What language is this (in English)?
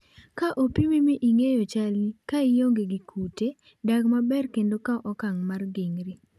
Luo (Kenya and Tanzania)